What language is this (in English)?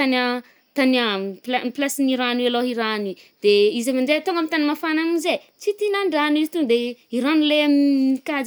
Northern Betsimisaraka Malagasy